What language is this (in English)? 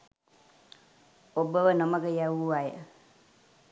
Sinhala